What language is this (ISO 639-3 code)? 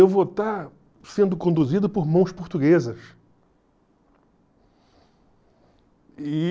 por